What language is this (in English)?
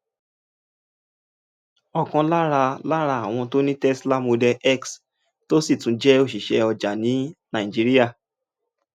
Yoruba